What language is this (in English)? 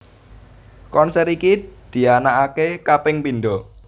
Javanese